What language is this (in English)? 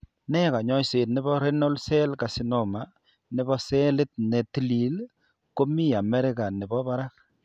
Kalenjin